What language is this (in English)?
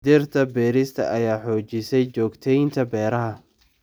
Somali